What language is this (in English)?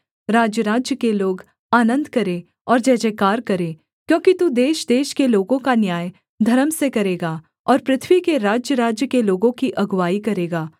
Hindi